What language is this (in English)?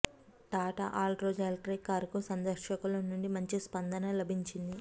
Telugu